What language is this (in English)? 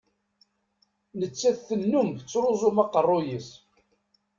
Kabyle